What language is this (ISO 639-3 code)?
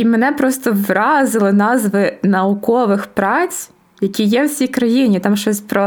ukr